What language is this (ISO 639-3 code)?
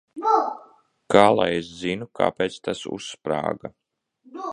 lav